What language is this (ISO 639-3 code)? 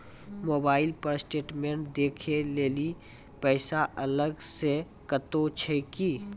mai